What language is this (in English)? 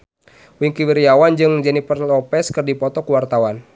Sundanese